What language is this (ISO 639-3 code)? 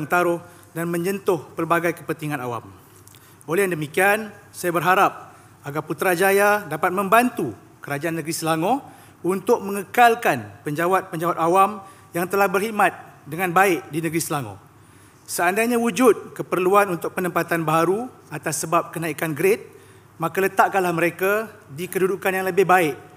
msa